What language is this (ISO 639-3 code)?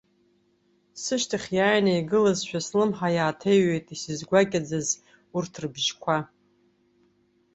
abk